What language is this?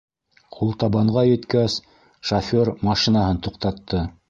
Bashkir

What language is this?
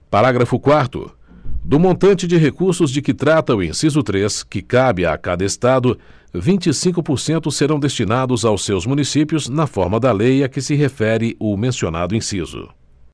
Portuguese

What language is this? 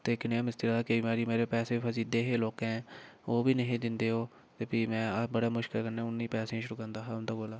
Dogri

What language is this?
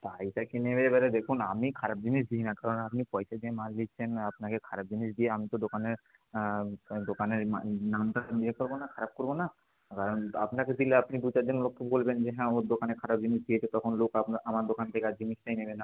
Bangla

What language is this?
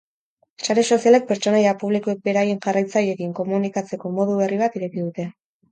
Basque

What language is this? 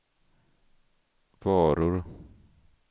Swedish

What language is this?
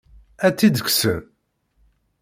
Kabyle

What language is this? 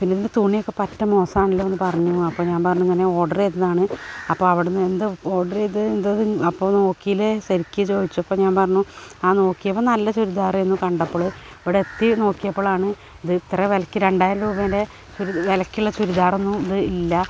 Malayalam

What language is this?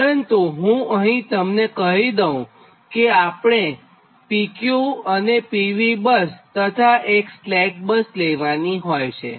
Gujarati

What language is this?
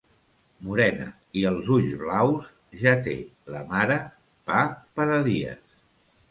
Catalan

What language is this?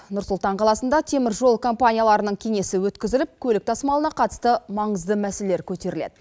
Kazakh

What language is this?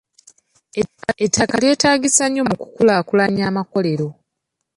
Ganda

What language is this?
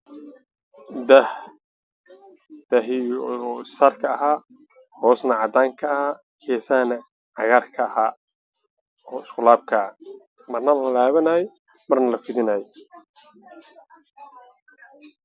Somali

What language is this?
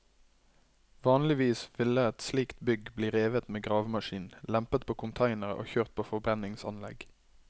Norwegian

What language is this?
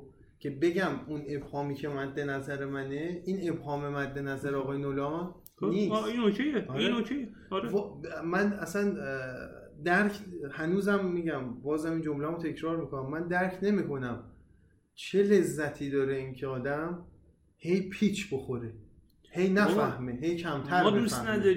Persian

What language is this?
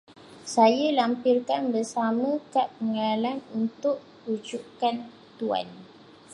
Malay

